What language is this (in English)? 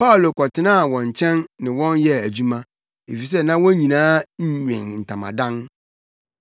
Akan